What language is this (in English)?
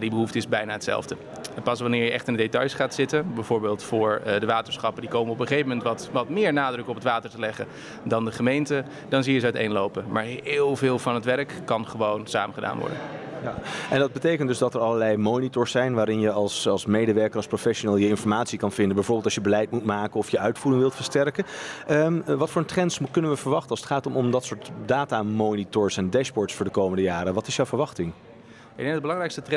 Dutch